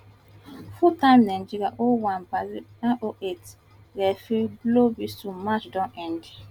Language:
Nigerian Pidgin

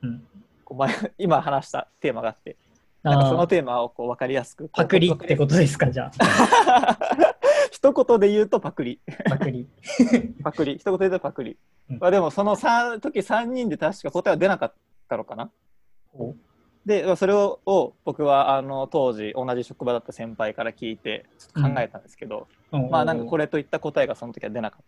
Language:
Japanese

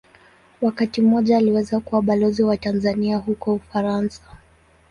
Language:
Swahili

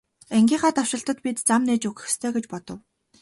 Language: Mongolian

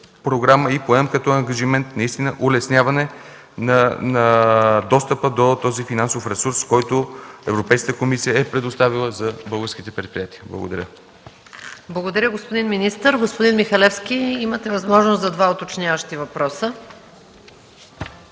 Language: Bulgarian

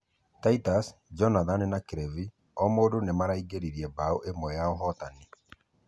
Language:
Kikuyu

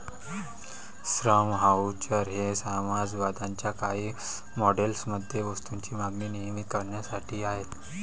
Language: Marathi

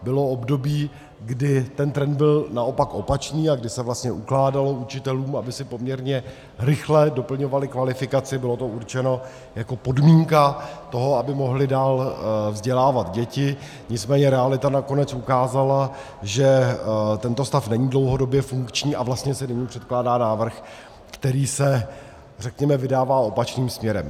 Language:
Czech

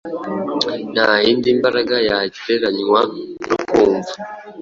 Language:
Kinyarwanda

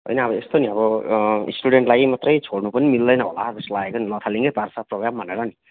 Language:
Nepali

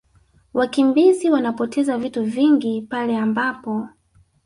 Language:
Swahili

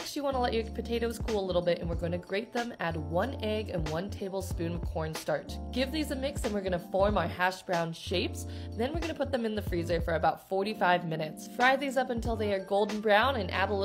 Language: English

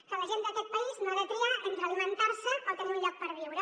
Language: Catalan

